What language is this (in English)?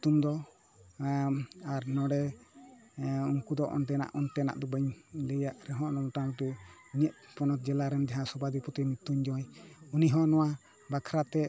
Santali